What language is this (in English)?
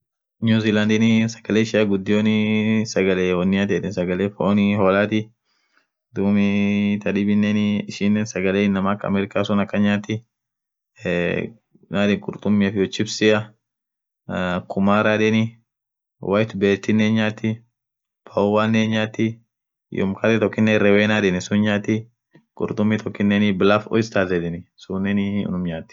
Orma